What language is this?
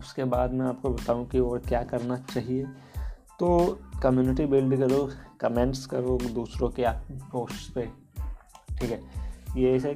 Hindi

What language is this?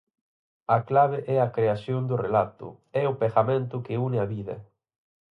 Galician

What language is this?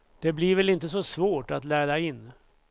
Swedish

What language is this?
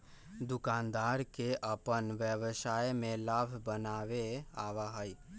Magahi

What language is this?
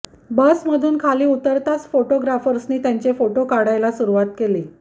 Marathi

